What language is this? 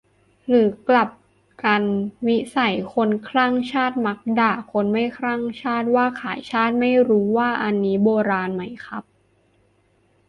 Thai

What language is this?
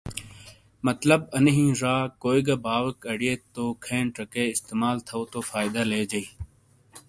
Shina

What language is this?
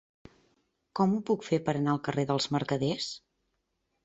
Catalan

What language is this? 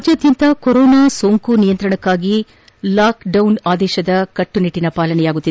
Kannada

